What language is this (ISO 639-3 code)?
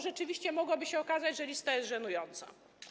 pol